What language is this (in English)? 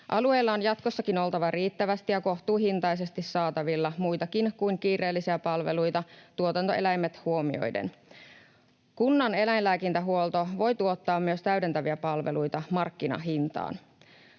Finnish